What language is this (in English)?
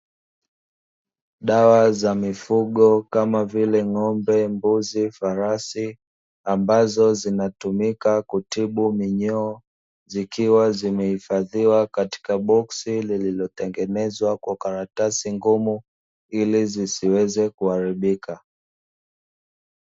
Swahili